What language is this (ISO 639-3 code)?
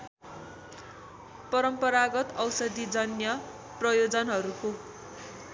nep